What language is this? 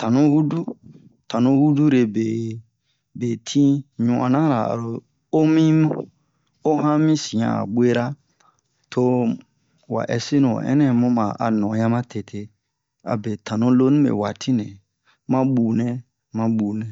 Bomu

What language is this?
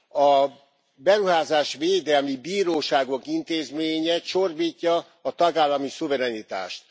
Hungarian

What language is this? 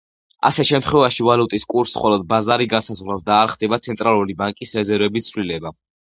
Georgian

